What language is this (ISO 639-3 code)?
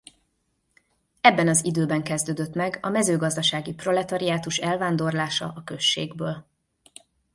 hun